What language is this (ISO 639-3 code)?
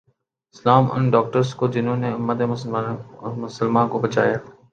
urd